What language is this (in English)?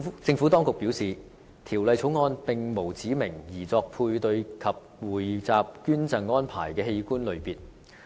Cantonese